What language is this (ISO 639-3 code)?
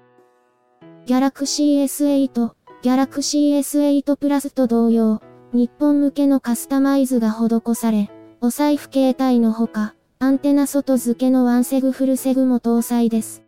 jpn